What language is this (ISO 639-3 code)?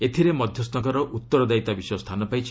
ori